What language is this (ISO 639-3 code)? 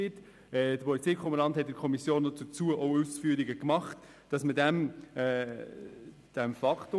gsw